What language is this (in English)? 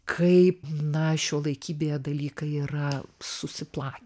Lithuanian